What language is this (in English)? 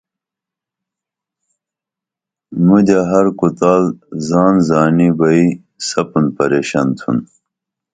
Dameli